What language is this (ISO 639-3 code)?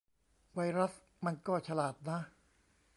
tha